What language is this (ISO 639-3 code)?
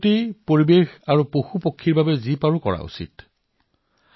asm